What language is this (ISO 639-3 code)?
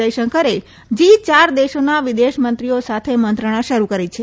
guj